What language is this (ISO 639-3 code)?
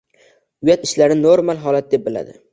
uzb